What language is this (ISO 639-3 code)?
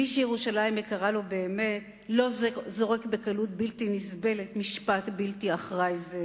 heb